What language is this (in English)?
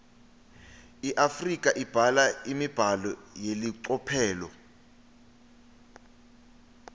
Swati